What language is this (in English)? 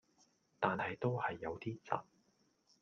Cantonese